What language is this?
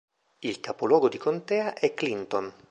Italian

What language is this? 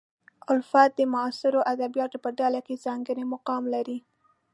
Pashto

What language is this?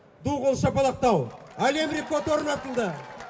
Kazakh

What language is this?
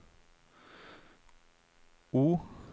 Norwegian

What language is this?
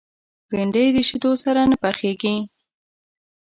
Pashto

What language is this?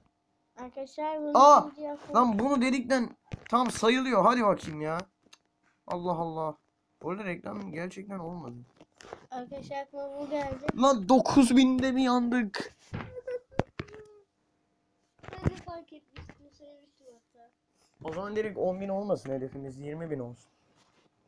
Turkish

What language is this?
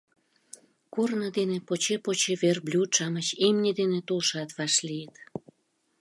Mari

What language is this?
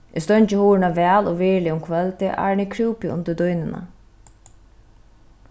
Faroese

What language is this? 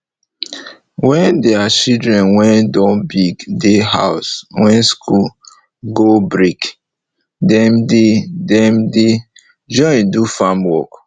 Nigerian Pidgin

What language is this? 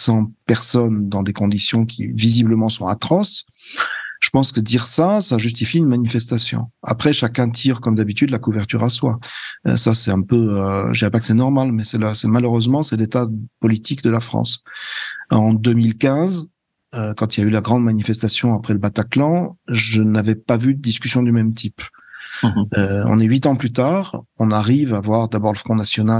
French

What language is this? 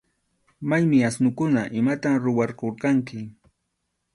Arequipa-La Unión Quechua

